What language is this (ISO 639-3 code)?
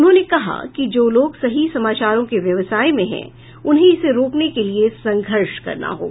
hin